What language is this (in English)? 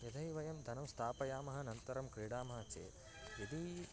Sanskrit